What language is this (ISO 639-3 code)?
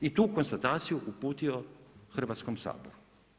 hrv